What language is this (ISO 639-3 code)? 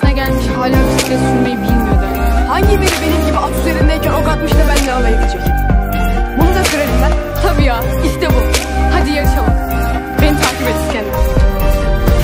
tur